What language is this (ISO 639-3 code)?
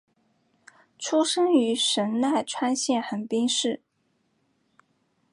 zho